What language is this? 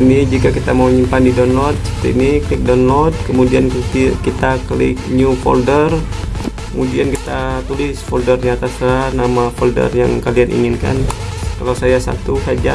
Indonesian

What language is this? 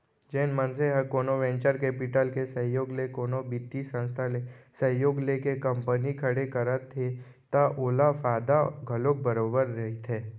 Chhattisgarhi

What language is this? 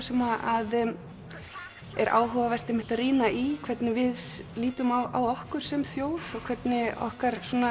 Icelandic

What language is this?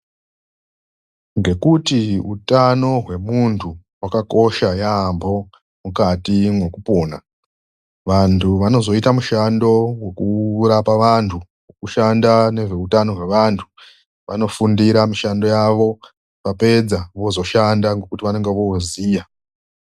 Ndau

